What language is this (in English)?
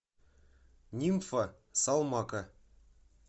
Russian